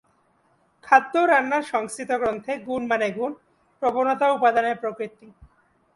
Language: Bangla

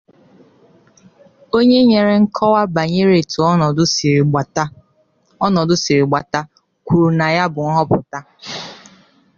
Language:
Igbo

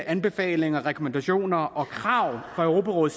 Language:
Danish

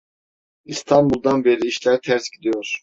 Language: Turkish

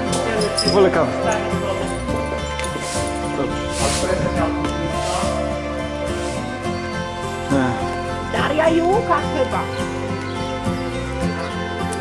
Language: Polish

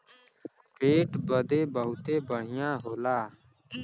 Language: Bhojpuri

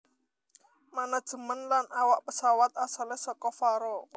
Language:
Javanese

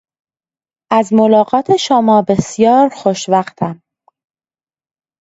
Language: Persian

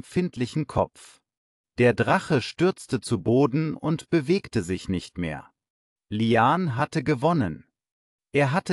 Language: German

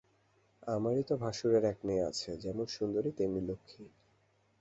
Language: Bangla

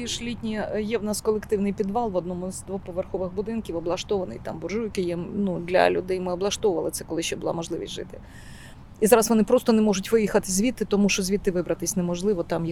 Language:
Ukrainian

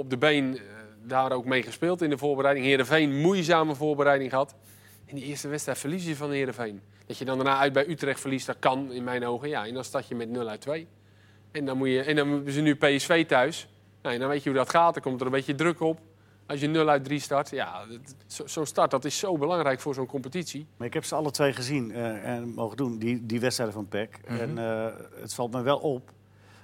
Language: Dutch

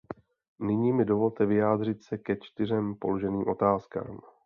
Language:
Czech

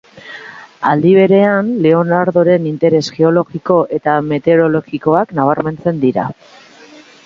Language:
Basque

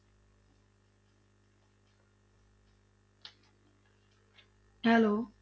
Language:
Punjabi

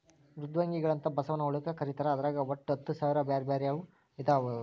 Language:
Kannada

